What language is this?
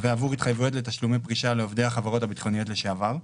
Hebrew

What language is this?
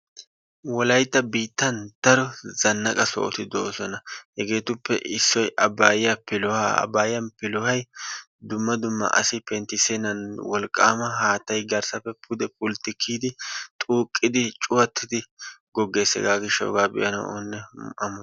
Wolaytta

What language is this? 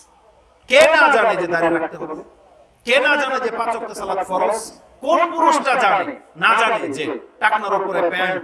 Bangla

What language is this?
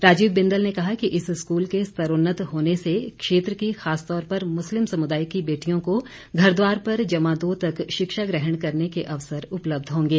Hindi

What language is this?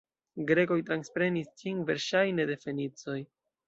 Esperanto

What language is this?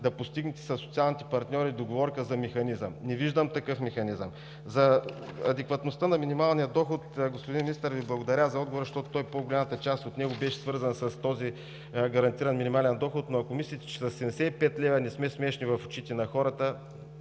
Bulgarian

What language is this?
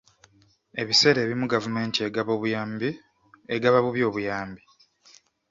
Ganda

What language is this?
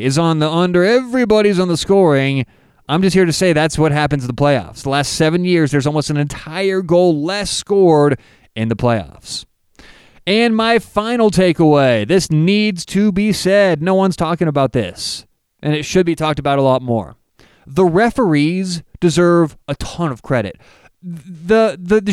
English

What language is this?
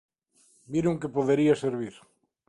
Galician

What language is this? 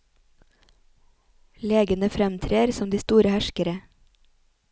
Norwegian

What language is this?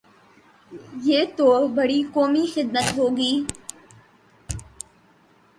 Urdu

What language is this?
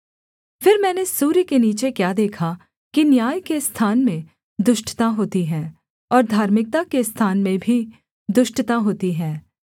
Hindi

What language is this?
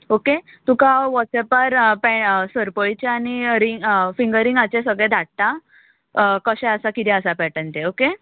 Konkani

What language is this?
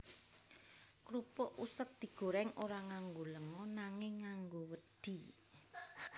Javanese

